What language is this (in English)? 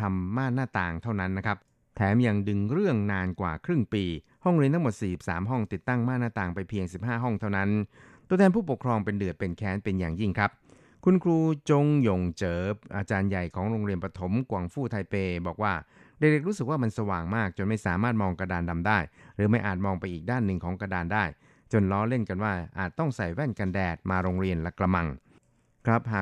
Thai